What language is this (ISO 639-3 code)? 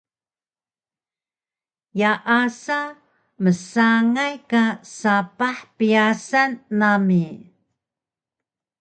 trv